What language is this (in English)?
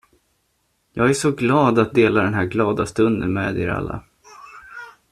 Swedish